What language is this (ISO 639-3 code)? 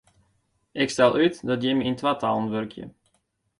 fry